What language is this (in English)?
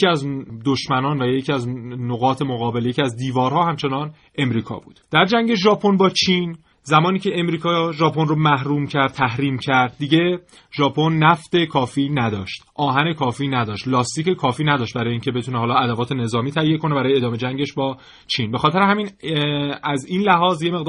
Persian